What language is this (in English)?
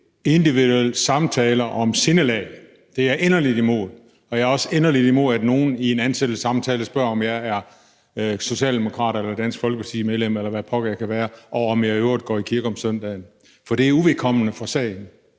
Danish